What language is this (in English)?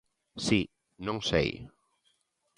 Galician